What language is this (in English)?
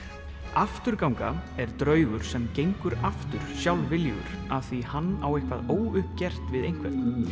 Icelandic